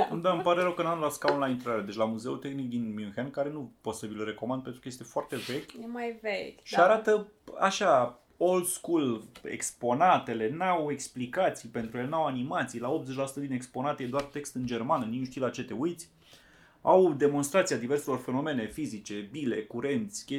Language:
Romanian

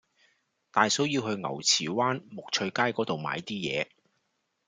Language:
Cantonese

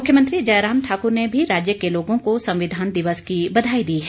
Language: Hindi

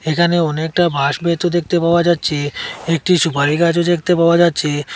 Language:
Bangla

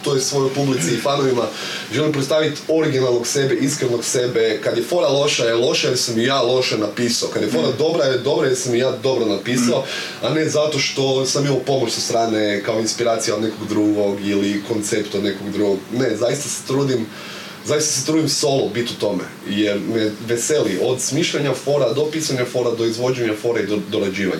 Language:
Croatian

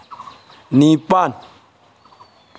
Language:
Manipuri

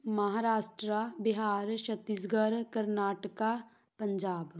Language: Punjabi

